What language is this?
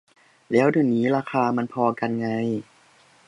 Thai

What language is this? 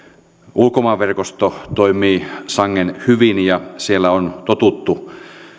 Finnish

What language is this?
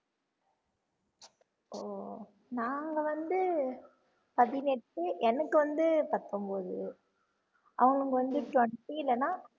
Tamil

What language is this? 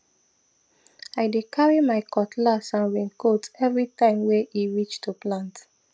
Nigerian Pidgin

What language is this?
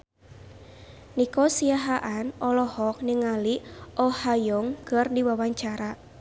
Sundanese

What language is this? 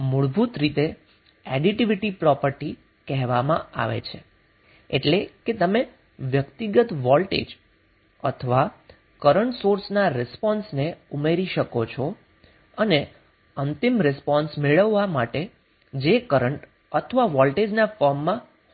Gujarati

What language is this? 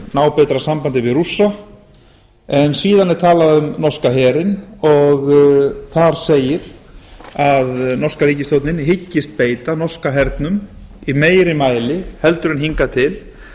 Icelandic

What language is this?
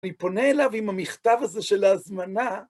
Hebrew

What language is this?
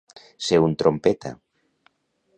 Catalan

